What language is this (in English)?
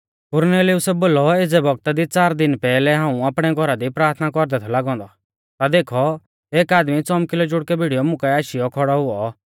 Mahasu Pahari